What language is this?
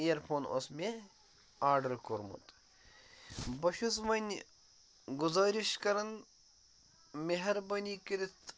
Kashmiri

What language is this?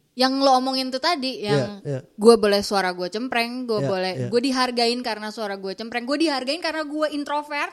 Indonesian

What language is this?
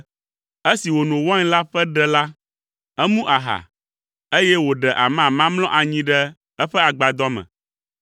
Ewe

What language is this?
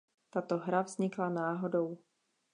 Czech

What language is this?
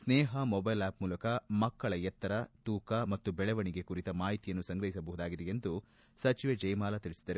Kannada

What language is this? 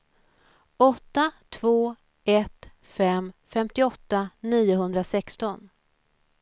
Swedish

